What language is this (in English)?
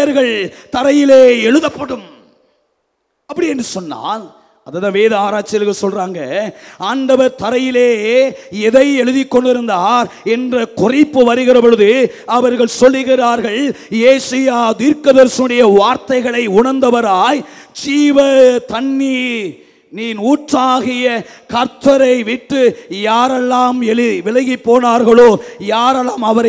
Hindi